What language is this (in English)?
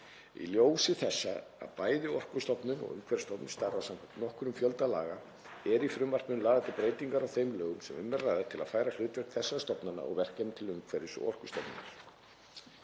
Icelandic